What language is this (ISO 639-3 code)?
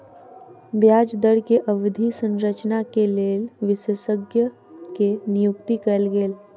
mai